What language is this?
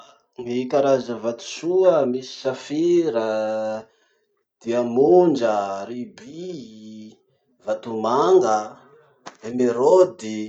Masikoro Malagasy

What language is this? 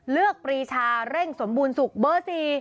Thai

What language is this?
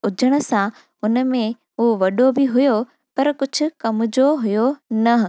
Sindhi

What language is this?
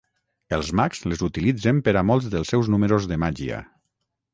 Catalan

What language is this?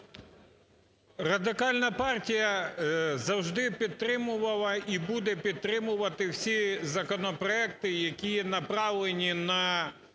Ukrainian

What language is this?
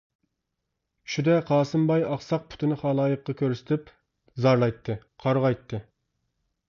Uyghur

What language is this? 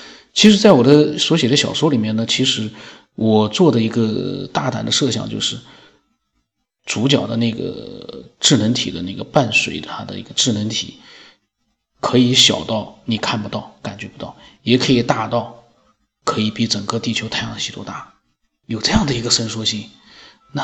Chinese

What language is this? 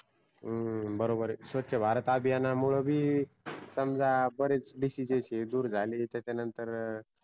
Marathi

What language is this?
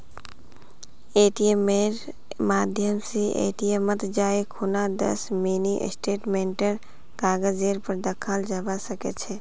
Magahi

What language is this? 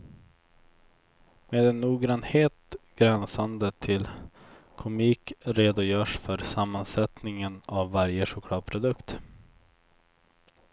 Swedish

